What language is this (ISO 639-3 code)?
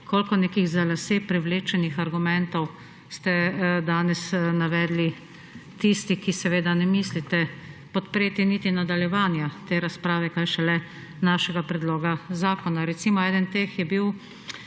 slv